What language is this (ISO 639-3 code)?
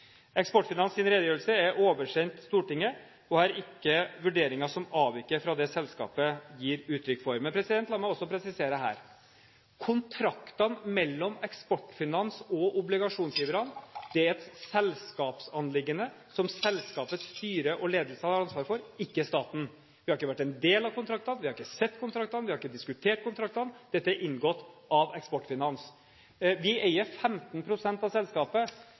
nob